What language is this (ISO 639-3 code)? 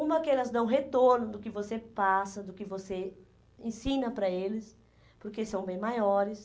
por